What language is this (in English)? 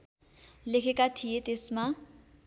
Nepali